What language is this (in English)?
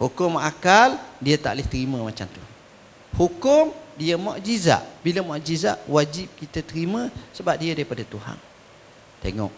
Malay